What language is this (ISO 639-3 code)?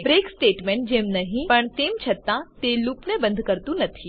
guj